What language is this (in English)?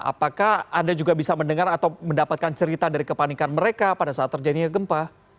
Indonesian